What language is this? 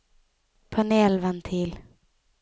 Norwegian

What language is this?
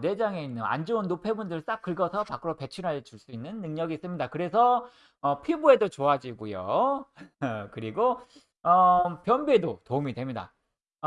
Korean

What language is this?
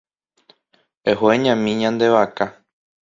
Guarani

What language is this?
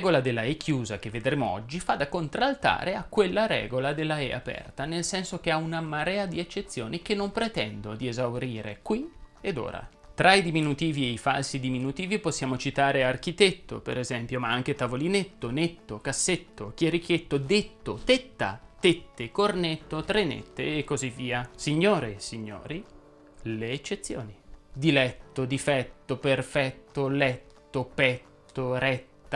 Italian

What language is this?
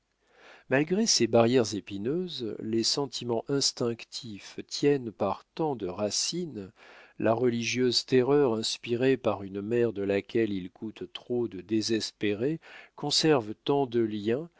French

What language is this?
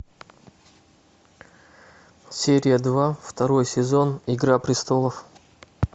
Russian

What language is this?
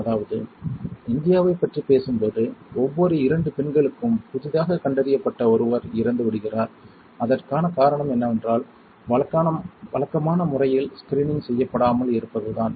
Tamil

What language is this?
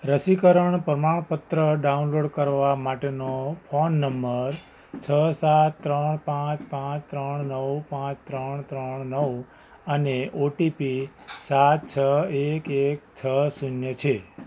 Gujarati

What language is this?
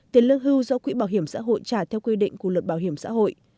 Vietnamese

